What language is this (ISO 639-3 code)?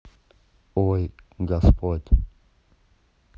rus